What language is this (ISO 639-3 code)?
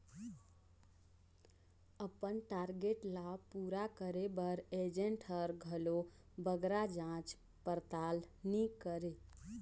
hne